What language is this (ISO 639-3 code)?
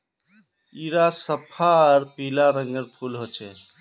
mag